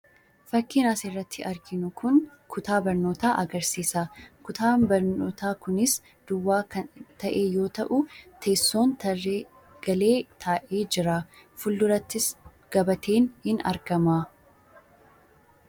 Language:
Oromo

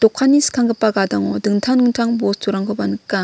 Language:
Garo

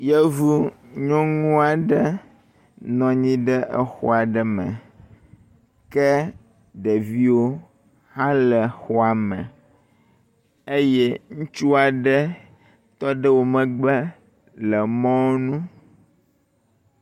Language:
Ewe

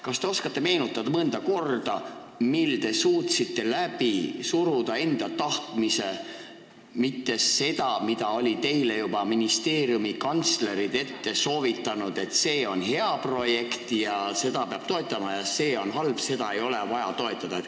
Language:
Estonian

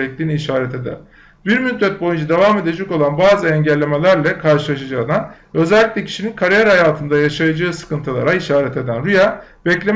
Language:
Turkish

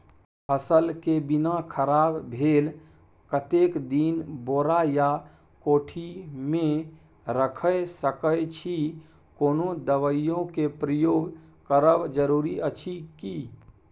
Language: Maithili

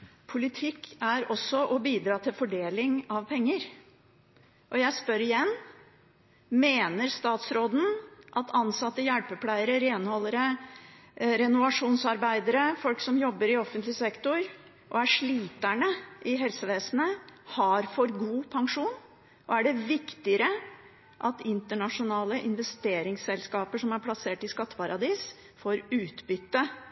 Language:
Norwegian Bokmål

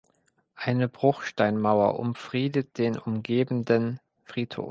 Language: German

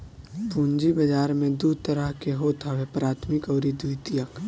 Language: Bhojpuri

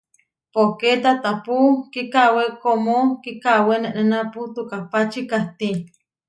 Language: Huarijio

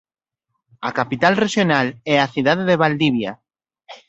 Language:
Galician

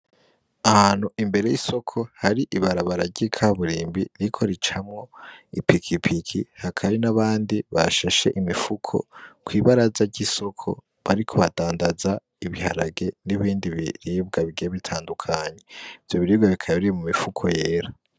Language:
Rundi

